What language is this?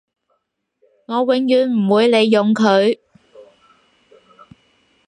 Cantonese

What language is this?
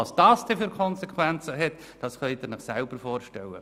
Swiss German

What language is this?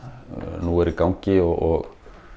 Icelandic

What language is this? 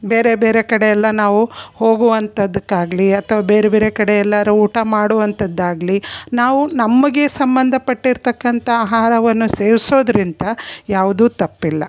Kannada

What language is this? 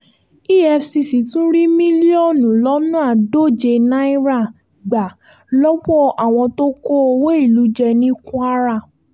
Yoruba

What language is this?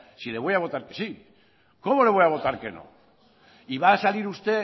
Spanish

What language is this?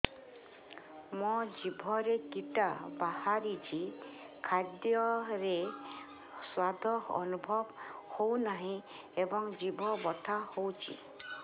Odia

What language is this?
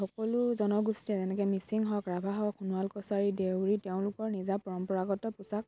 Assamese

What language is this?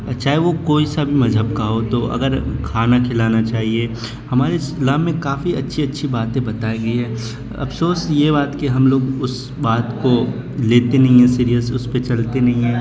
Urdu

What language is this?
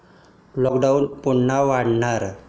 Marathi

